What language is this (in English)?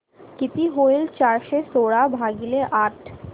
Marathi